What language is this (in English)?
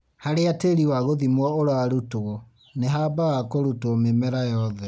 Kikuyu